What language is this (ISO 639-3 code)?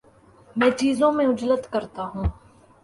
urd